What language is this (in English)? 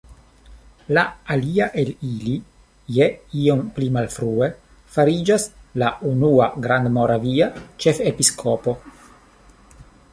Esperanto